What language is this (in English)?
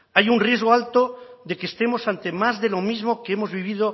Spanish